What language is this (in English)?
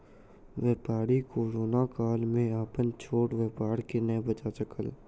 Maithili